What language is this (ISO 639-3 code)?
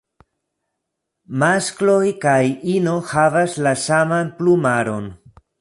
epo